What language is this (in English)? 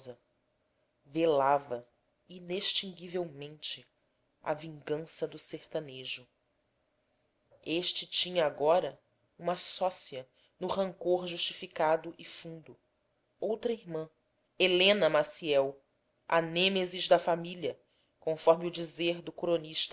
Portuguese